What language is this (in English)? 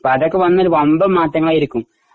Malayalam